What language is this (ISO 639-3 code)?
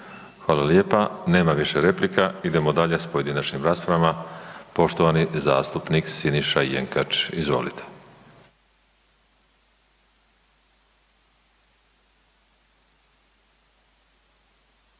hrv